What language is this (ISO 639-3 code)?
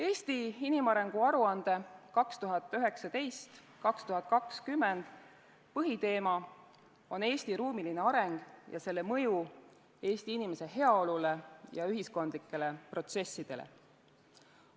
est